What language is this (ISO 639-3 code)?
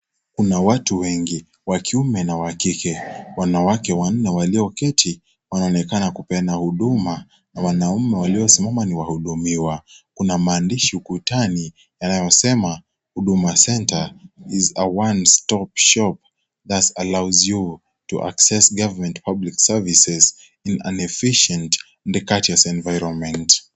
swa